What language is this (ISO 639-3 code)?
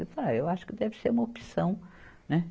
por